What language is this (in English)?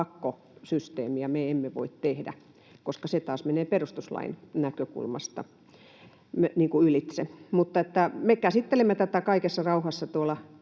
Finnish